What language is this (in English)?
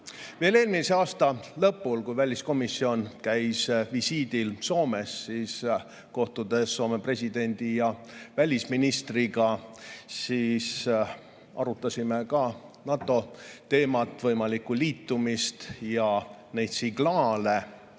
Estonian